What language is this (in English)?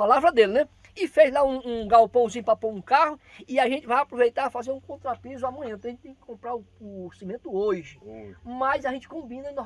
Portuguese